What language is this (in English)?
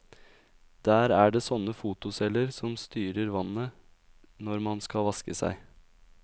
Norwegian